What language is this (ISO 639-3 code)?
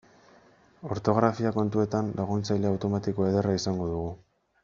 eus